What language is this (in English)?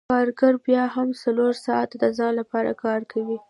Pashto